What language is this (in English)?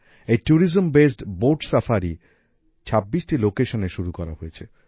Bangla